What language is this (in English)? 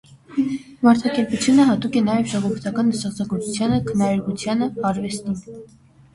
Armenian